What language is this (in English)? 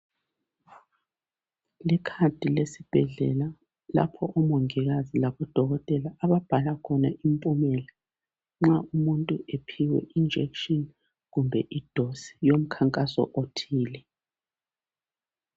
North Ndebele